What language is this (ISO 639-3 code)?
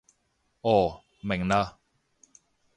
yue